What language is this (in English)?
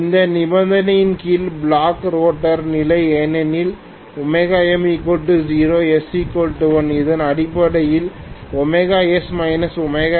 Tamil